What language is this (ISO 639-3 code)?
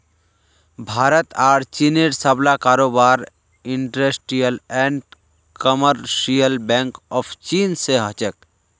mag